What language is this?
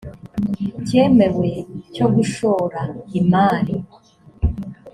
Kinyarwanda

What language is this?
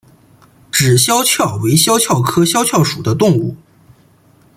Chinese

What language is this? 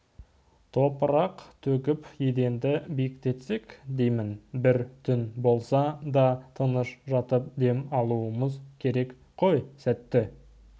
Kazakh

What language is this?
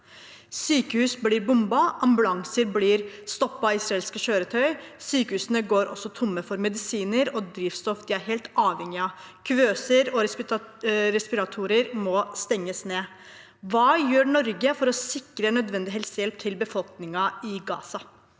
Norwegian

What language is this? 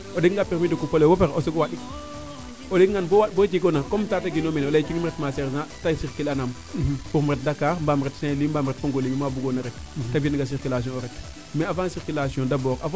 Serer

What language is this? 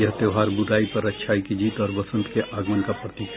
Hindi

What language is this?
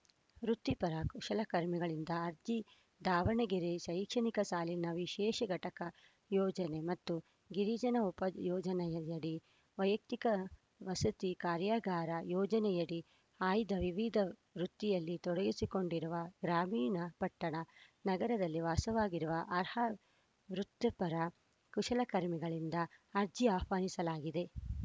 Kannada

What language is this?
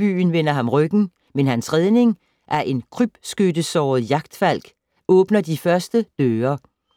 Danish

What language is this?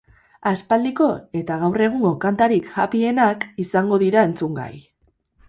Basque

